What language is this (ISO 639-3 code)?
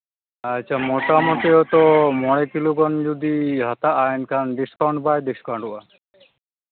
sat